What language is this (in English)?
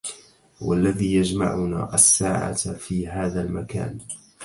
Arabic